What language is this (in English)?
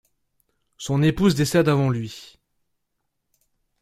French